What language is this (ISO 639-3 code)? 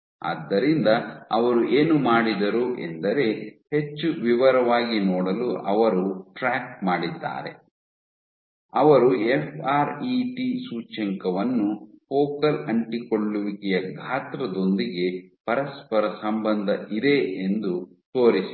kan